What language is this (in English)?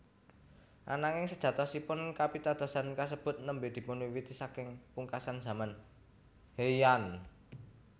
Javanese